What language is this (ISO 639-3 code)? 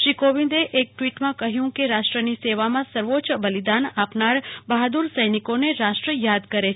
guj